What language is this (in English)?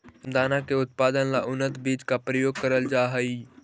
Magahi